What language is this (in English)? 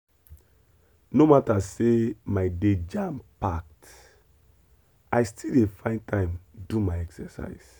Nigerian Pidgin